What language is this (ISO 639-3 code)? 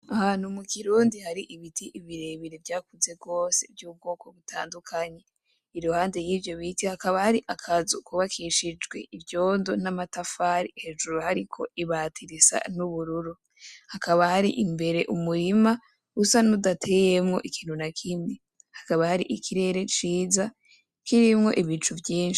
run